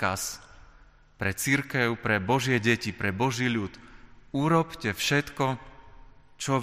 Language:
Slovak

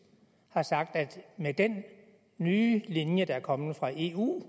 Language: Danish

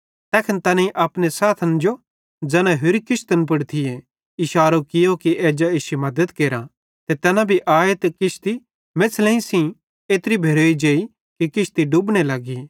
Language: Bhadrawahi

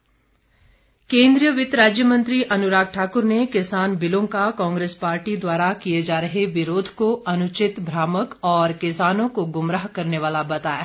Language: Hindi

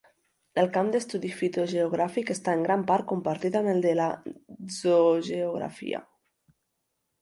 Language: Catalan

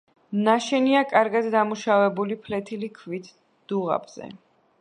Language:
Georgian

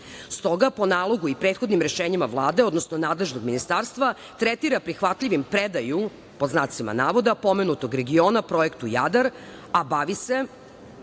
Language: Serbian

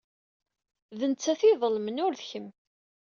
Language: Kabyle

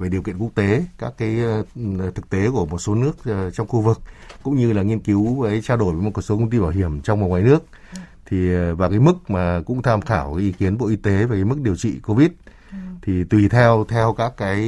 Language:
Vietnamese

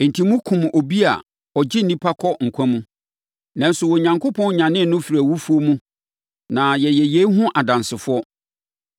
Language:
Akan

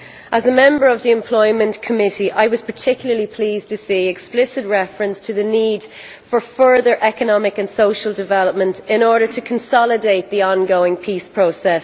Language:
English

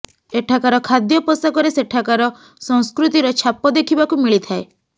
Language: Odia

